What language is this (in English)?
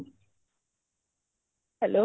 Odia